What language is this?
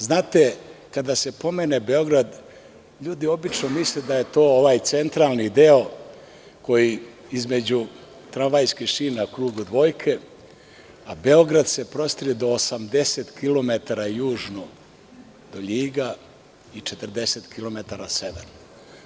Serbian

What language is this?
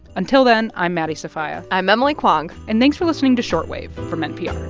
English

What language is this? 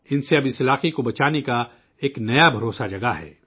Urdu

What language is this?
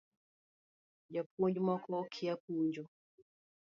Luo (Kenya and Tanzania)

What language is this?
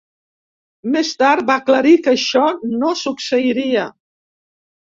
Catalan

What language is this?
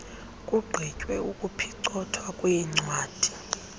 Xhosa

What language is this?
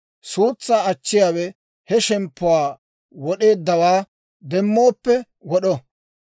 Dawro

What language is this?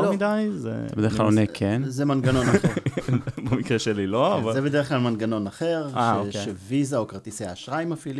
Hebrew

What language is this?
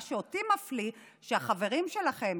Hebrew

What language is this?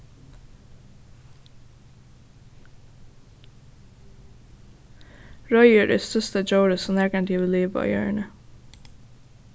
Faroese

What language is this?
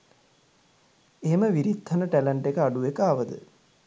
Sinhala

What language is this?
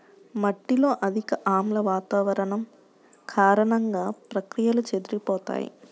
Telugu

